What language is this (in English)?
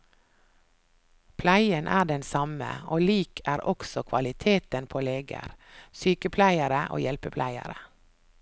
Norwegian